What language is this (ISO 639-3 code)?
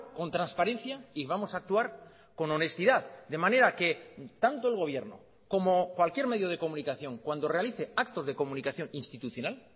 spa